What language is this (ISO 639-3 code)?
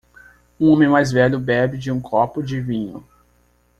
por